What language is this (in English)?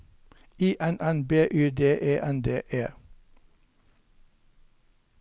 Norwegian